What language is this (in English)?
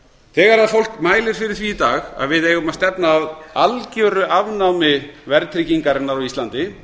Icelandic